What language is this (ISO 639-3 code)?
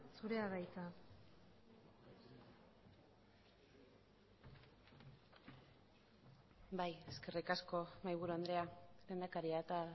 eus